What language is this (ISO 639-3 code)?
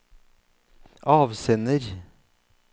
nor